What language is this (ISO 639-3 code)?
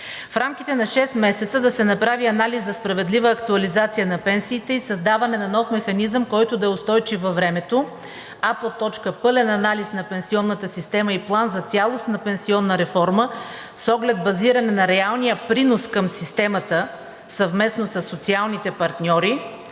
bul